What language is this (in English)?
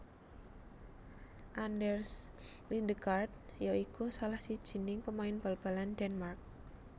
Javanese